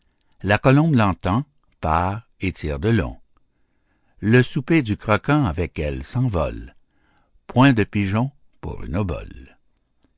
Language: French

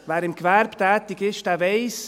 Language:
Swiss German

